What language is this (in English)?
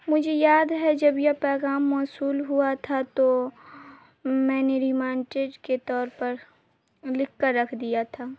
Urdu